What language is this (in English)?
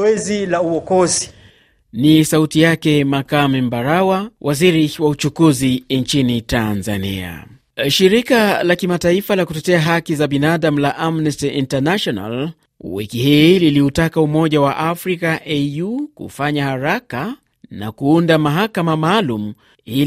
Swahili